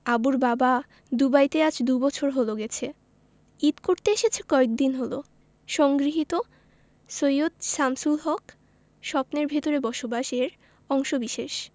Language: Bangla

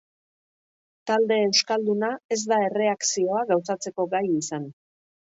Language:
Basque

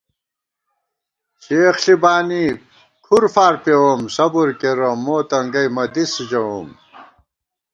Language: Gawar-Bati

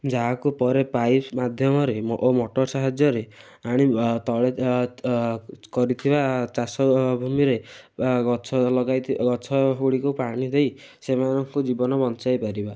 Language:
Odia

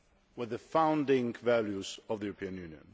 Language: English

